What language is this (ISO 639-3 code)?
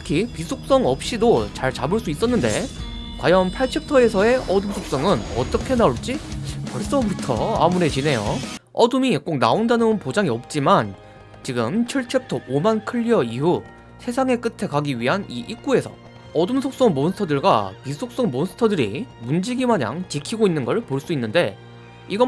kor